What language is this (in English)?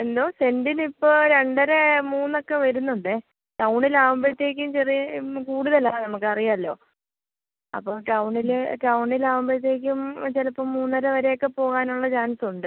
Malayalam